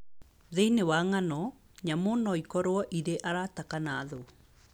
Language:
Kikuyu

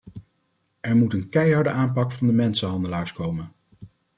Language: Dutch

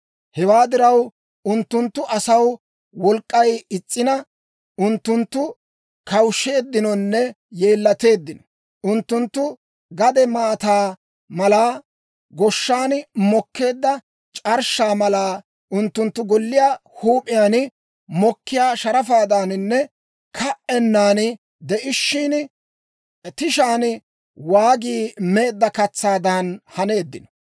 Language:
Dawro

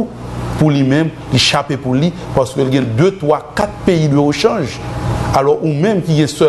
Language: French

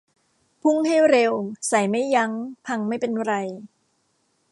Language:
Thai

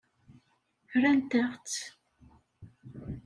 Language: Kabyle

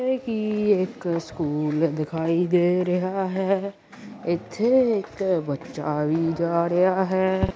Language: Punjabi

